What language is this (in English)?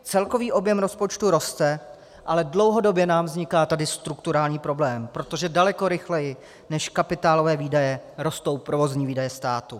Czech